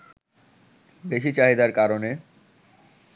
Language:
Bangla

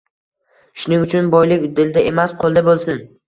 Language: Uzbek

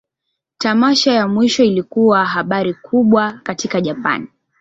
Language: Swahili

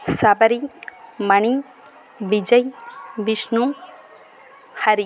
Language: Tamil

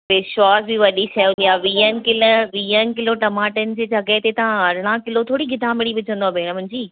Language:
Sindhi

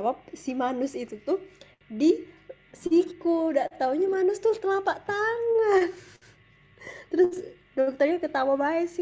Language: Indonesian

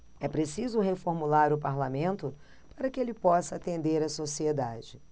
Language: Portuguese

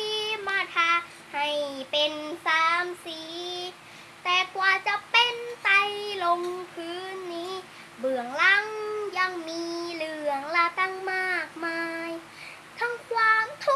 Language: Thai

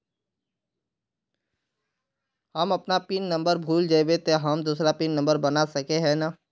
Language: Magahi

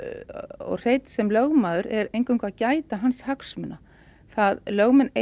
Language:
Icelandic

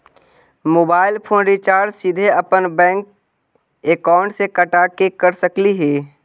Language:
Magahi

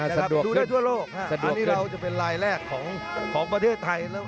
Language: Thai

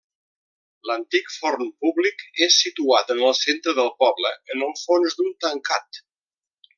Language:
Catalan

